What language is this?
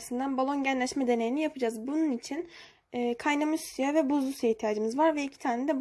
Turkish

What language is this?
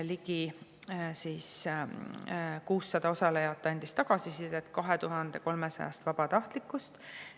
Estonian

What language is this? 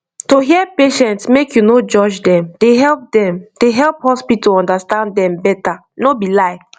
Nigerian Pidgin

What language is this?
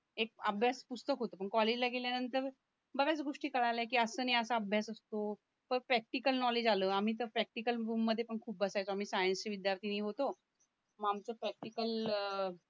Marathi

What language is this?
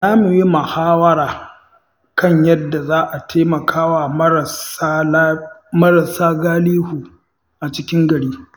Hausa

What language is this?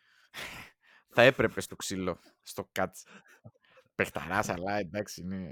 Greek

